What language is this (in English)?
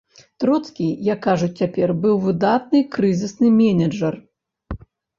Belarusian